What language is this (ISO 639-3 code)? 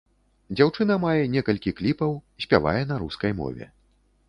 bel